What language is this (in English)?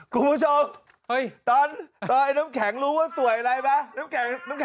Thai